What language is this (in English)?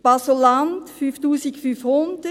Swiss German